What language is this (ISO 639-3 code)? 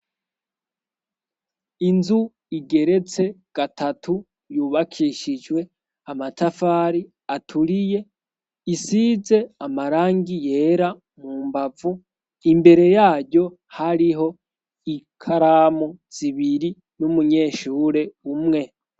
run